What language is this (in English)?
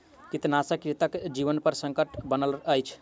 Maithili